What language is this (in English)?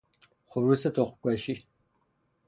Persian